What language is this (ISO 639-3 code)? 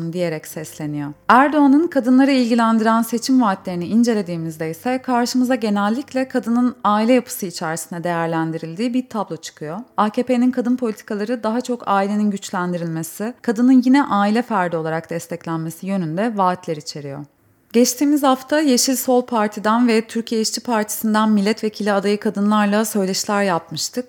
tur